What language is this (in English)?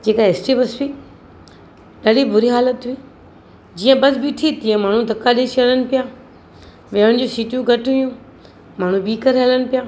Sindhi